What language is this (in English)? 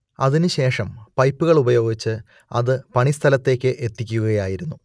Malayalam